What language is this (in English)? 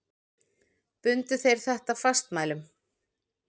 Icelandic